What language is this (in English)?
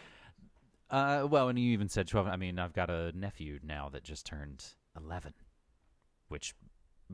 English